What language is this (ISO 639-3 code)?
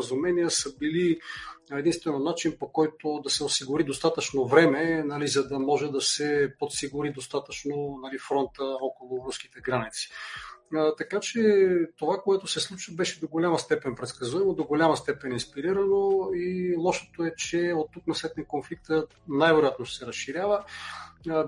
bul